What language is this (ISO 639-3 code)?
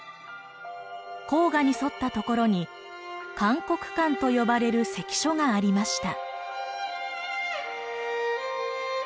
jpn